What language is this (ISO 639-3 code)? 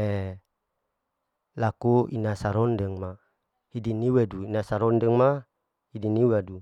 alo